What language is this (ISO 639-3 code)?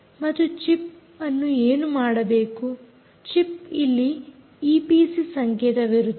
kan